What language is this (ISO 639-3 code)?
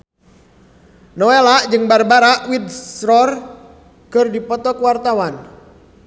sun